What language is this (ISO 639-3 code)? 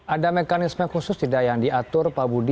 ind